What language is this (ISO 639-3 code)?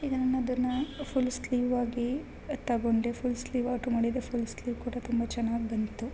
kan